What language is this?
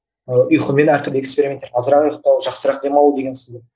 Kazakh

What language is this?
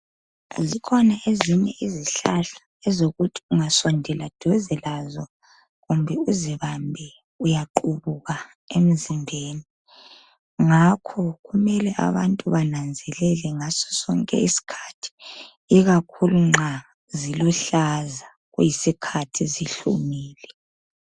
North Ndebele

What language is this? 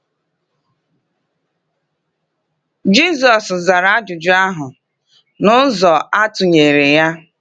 Igbo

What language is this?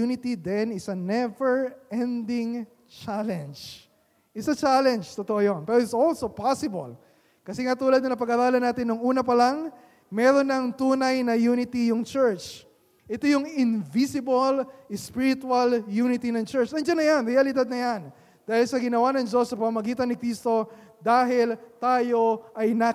Filipino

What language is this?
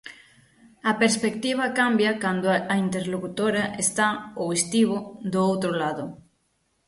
Galician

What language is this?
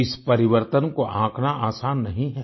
Hindi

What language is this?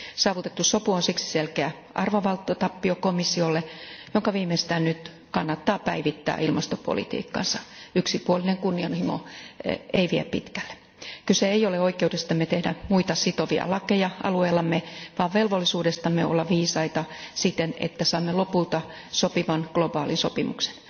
Finnish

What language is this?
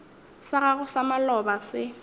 Northern Sotho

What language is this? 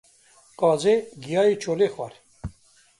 Kurdish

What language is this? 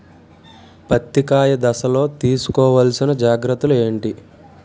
Telugu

